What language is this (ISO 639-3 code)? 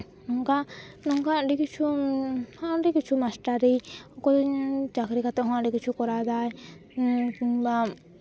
sat